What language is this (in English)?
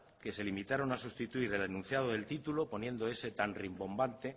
Spanish